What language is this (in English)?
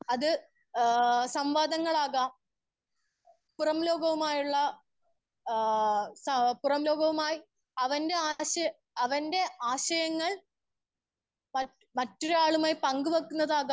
Malayalam